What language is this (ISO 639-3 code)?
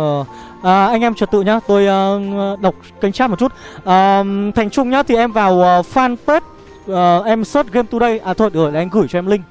vie